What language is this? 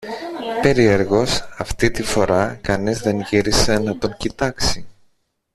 Greek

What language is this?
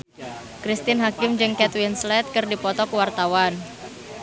Sundanese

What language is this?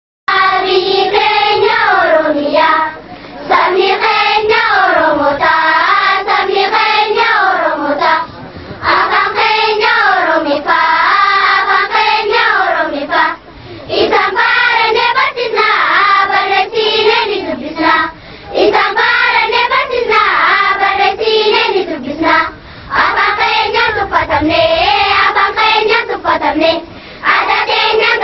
Indonesian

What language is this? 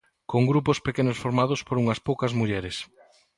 Galician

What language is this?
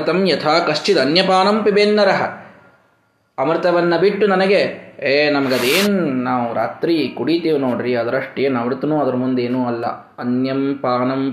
Kannada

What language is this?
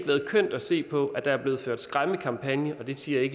Danish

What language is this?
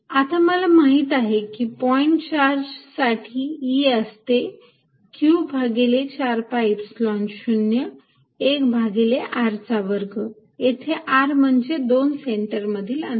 Marathi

